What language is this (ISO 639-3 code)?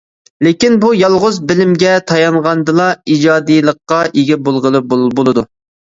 uig